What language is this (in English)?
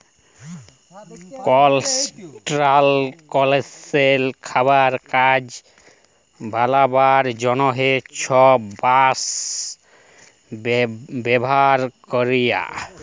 Bangla